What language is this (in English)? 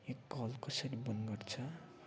Nepali